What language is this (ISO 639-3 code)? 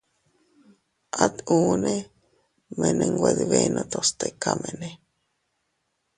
cut